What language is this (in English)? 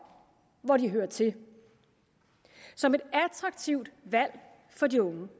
Danish